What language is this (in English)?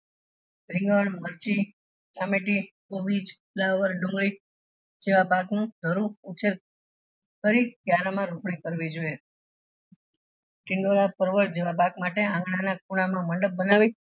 Gujarati